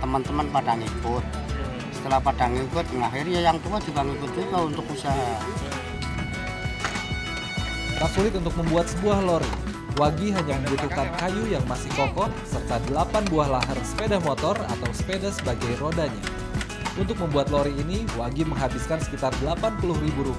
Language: Indonesian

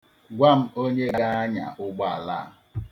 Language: Igbo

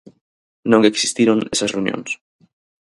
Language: Galician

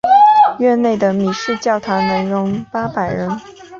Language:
Chinese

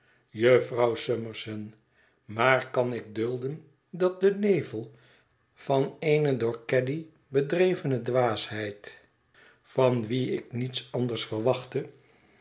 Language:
Dutch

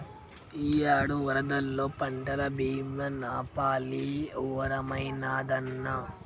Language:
Telugu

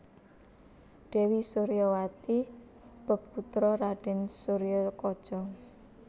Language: Javanese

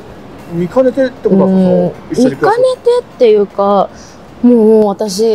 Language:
Japanese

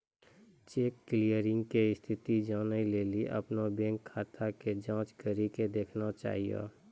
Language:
Maithili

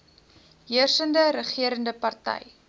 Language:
Afrikaans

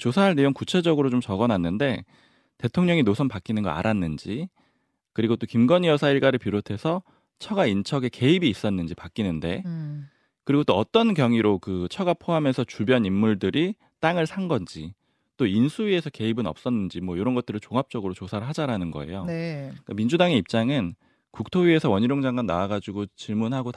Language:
Korean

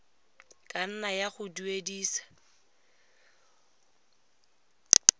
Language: Tswana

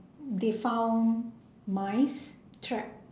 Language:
English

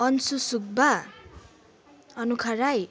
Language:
Nepali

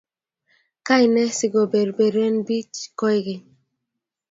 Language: Kalenjin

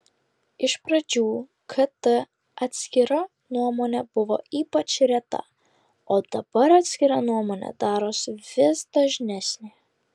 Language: Lithuanian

